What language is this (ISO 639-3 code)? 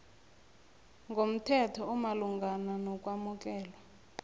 nbl